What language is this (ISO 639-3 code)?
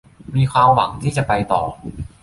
tha